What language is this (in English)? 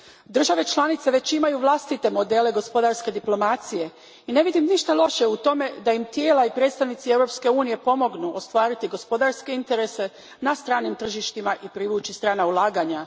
Croatian